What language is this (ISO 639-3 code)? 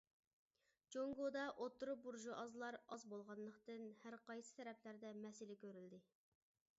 uig